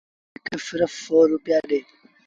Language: Sindhi Bhil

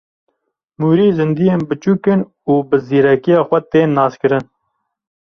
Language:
Kurdish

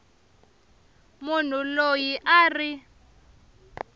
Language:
Tsonga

